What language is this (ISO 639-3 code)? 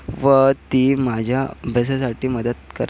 mar